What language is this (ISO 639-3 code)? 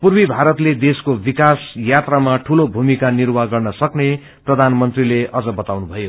nep